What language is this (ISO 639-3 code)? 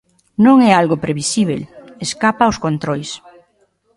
glg